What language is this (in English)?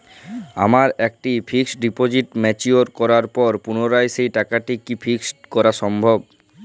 Bangla